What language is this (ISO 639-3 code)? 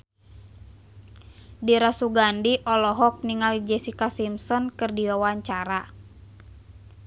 sun